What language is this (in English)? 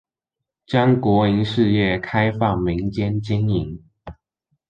Chinese